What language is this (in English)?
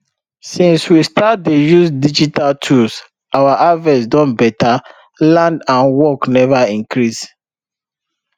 Nigerian Pidgin